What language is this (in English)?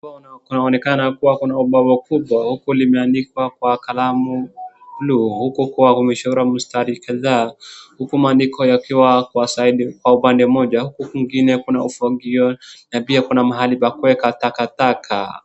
Swahili